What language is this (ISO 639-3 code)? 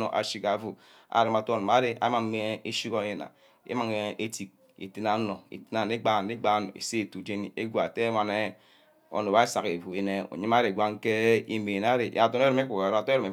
byc